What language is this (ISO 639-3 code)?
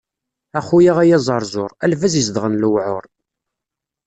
kab